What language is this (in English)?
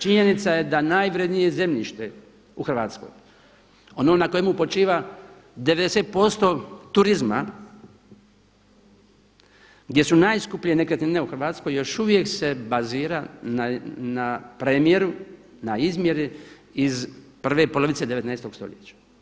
Croatian